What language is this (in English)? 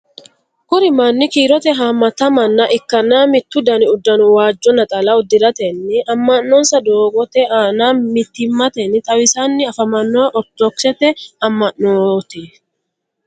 Sidamo